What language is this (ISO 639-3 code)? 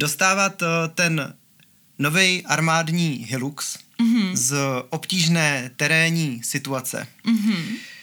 ces